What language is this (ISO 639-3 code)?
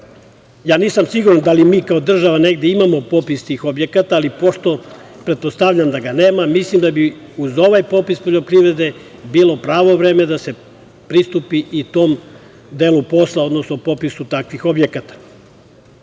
srp